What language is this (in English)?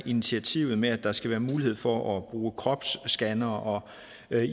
Danish